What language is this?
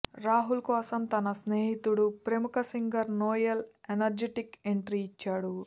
Telugu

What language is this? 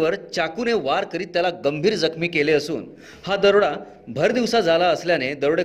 Marathi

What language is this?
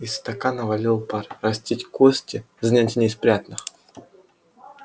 Russian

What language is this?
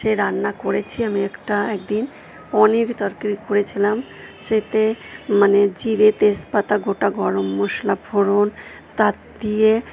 Bangla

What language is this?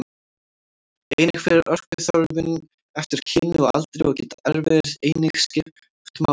Icelandic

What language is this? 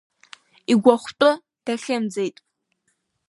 Abkhazian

